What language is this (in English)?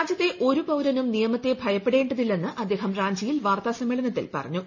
Malayalam